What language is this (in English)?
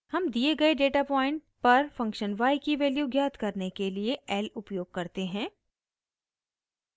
Hindi